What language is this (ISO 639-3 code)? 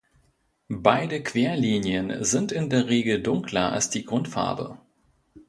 deu